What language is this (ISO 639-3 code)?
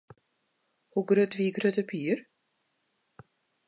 fry